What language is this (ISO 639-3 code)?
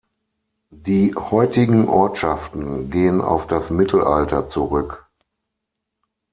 deu